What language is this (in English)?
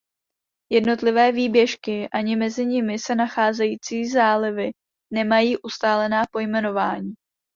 Czech